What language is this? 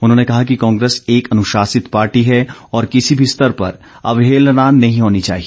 Hindi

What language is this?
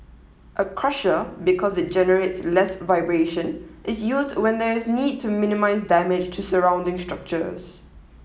English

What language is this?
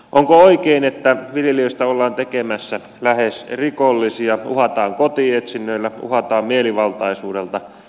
Finnish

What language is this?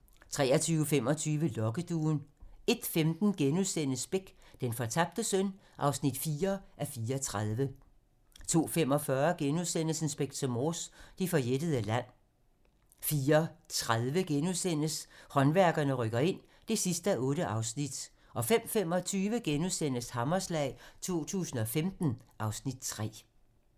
Danish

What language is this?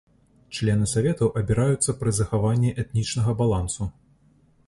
Belarusian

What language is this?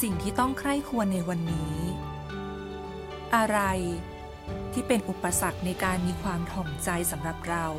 Thai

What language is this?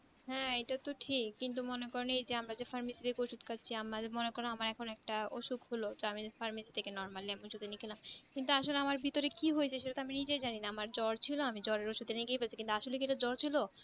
Bangla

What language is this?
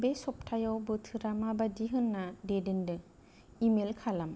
Bodo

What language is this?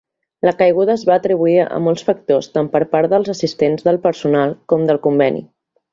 Catalan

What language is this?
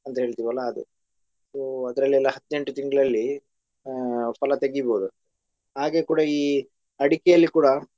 Kannada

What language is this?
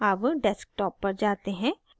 Hindi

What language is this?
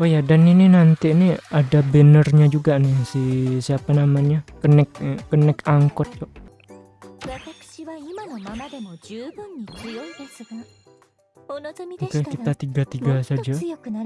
Indonesian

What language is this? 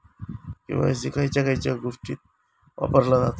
Marathi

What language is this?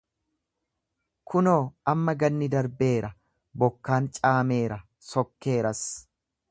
Oromo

